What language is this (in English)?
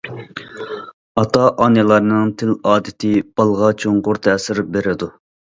Uyghur